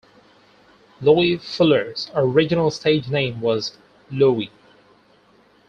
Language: English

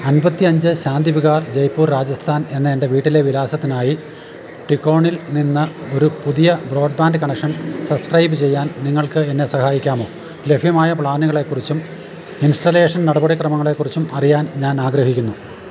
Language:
Malayalam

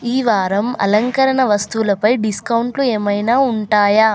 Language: Telugu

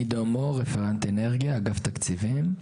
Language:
Hebrew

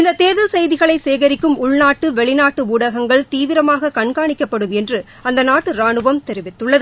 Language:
Tamil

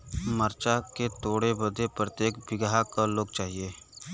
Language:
Bhojpuri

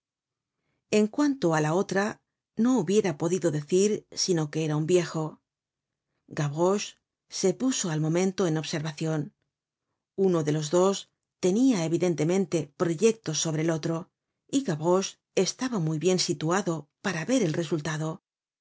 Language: Spanish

